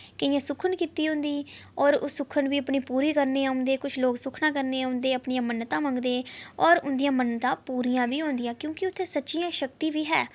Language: Dogri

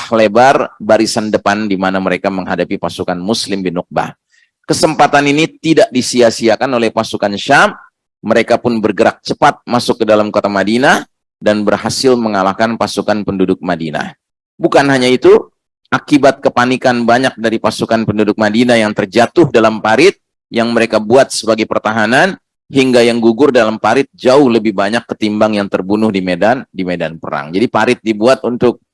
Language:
Indonesian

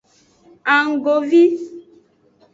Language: Aja (Benin)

